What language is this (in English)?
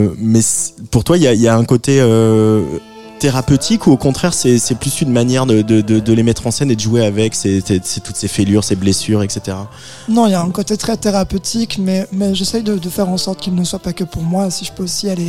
French